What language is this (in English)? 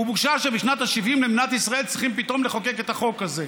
Hebrew